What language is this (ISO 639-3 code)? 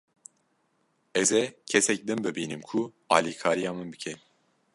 kur